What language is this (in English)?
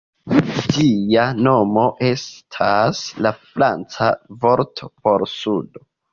Esperanto